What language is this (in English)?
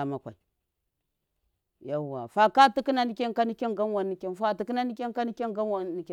Miya